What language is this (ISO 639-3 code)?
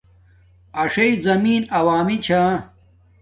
dmk